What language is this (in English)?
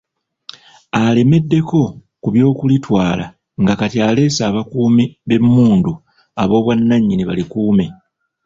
Ganda